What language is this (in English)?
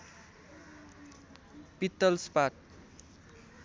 Nepali